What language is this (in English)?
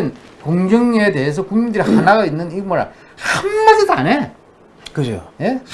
Korean